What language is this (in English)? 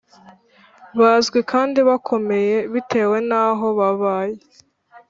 Kinyarwanda